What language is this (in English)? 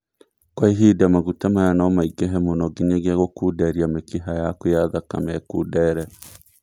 Kikuyu